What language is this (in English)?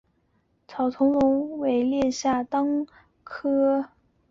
Chinese